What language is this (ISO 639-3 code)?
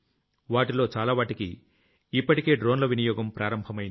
tel